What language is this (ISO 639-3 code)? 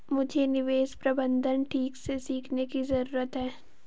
hin